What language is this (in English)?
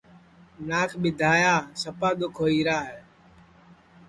Sansi